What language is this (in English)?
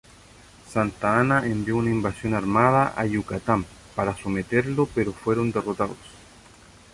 Spanish